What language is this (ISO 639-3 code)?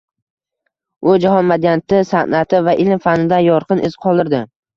uzb